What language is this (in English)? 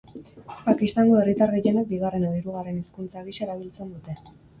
Basque